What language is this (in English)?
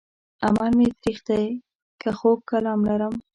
Pashto